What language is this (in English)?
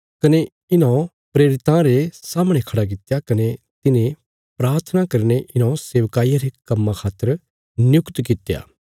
Bilaspuri